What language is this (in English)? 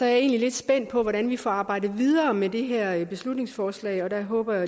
Danish